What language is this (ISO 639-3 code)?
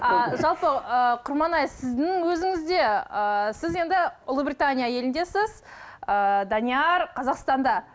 kaz